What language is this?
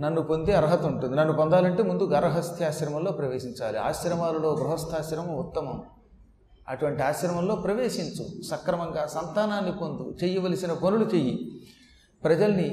Telugu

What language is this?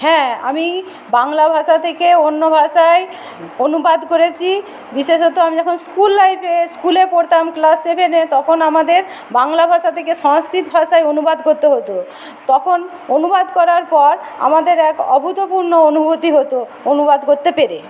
Bangla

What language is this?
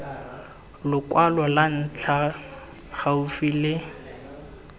Tswana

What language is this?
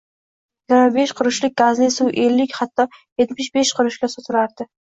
Uzbek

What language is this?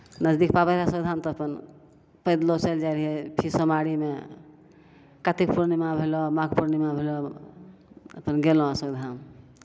Maithili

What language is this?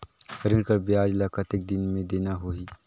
Chhattisgarhi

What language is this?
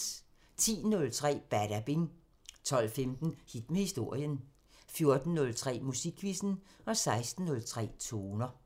Danish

